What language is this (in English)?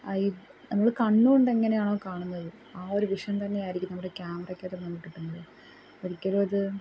Malayalam